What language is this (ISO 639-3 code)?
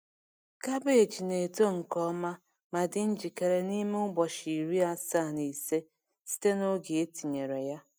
ibo